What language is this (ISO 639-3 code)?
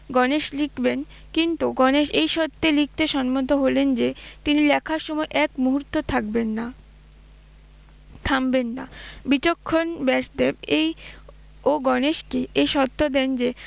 ben